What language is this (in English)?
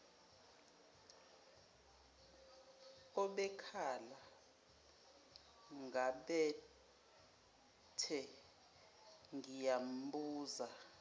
Zulu